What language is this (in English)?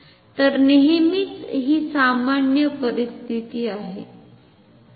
Marathi